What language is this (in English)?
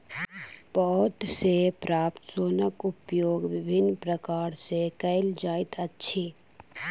Maithili